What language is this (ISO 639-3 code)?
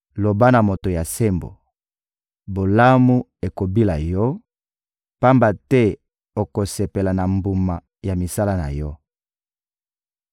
lin